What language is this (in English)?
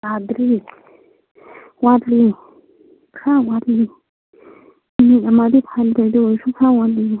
Manipuri